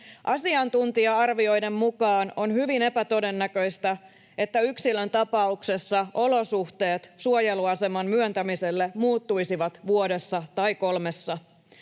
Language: Finnish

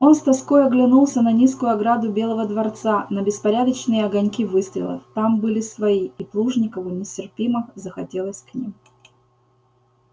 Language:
Russian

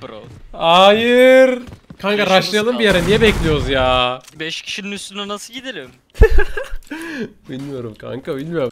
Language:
Turkish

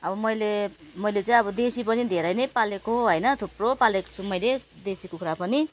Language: Nepali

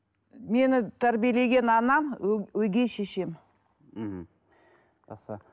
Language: Kazakh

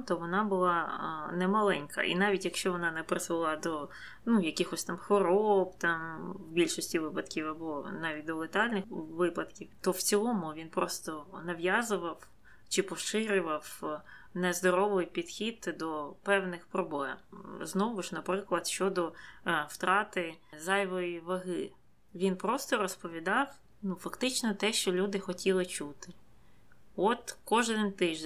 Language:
Ukrainian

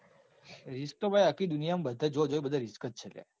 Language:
Gujarati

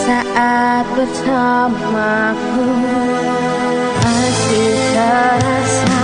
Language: Indonesian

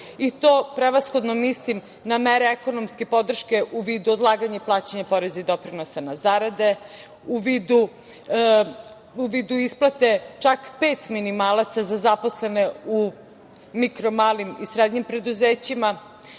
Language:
Serbian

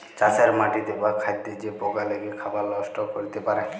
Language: Bangla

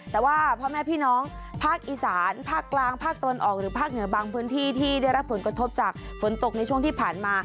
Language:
Thai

